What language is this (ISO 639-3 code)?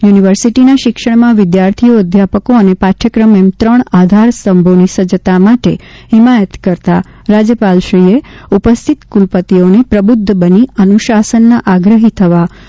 guj